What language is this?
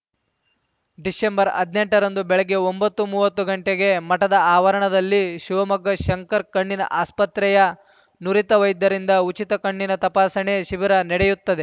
Kannada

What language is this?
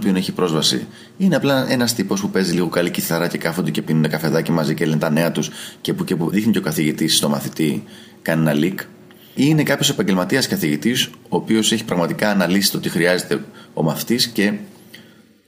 Greek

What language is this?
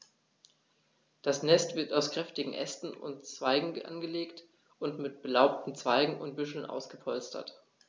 German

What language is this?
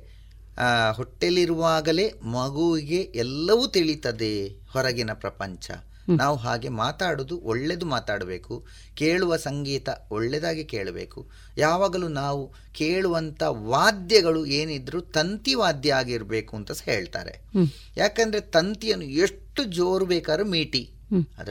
Kannada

